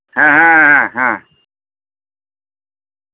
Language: Santali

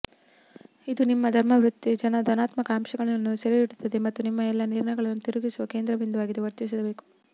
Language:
Kannada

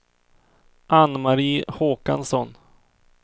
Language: Swedish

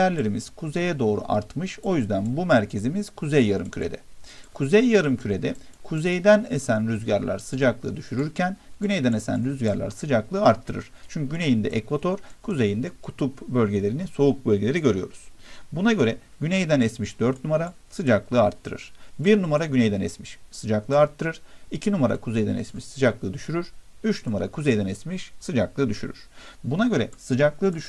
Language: Turkish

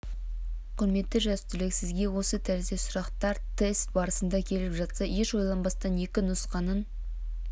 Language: Kazakh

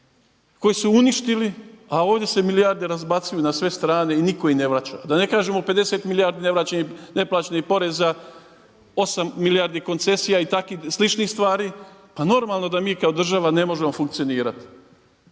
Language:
Croatian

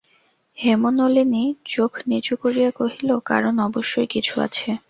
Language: Bangla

